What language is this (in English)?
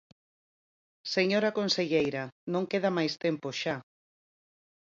Galician